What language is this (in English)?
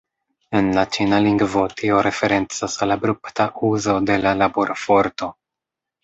Esperanto